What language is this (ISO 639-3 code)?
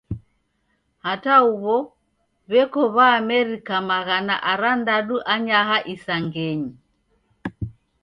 dav